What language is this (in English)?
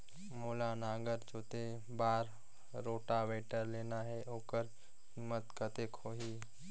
Chhattisgarhi